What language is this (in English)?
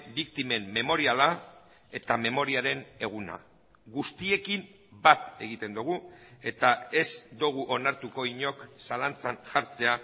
Basque